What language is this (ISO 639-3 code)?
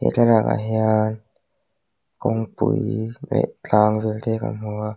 lus